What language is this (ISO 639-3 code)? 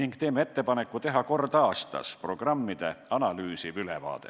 est